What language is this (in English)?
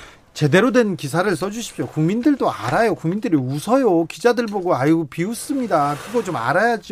Korean